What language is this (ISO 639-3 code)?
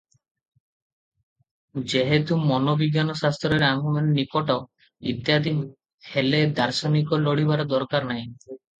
ori